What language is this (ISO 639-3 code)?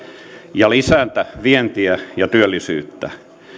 fin